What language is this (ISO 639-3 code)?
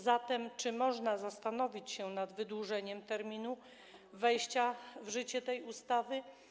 pol